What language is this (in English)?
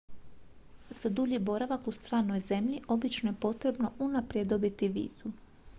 Croatian